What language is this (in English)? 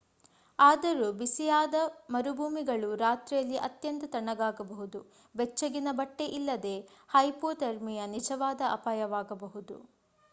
Kannada